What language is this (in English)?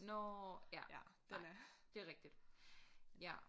Danish